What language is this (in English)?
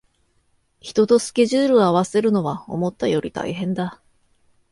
Japanese